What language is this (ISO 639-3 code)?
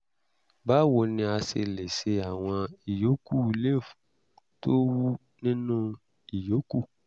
yor